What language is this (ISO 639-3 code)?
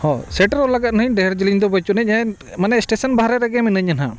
sat